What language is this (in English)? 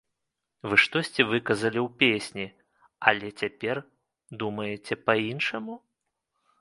Belarusian